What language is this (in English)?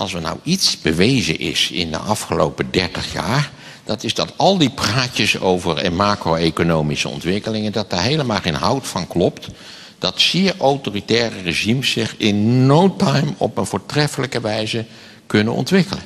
Dutch